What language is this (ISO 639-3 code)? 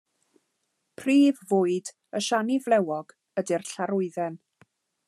cym